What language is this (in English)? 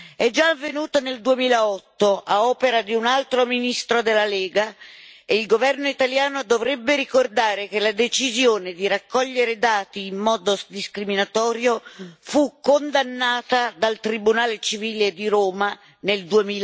Italian